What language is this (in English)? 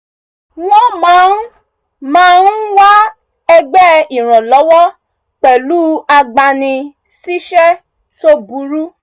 Yoruba